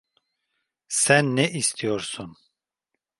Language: Turkish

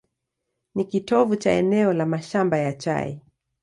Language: Swahili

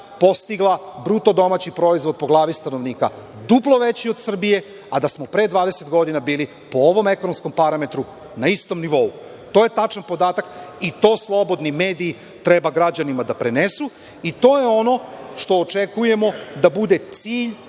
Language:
Serbian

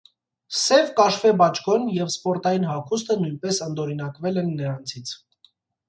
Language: Armenian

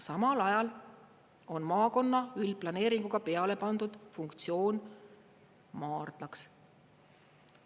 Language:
Estonian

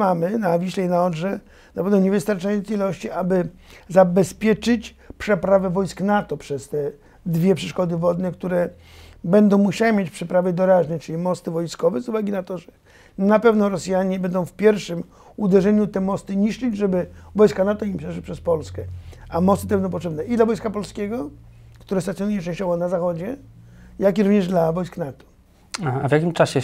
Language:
Polish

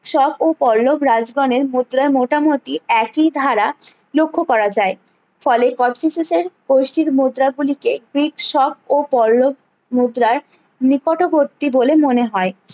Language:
Bangla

